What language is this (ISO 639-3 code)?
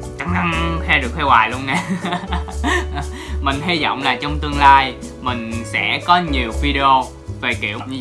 vie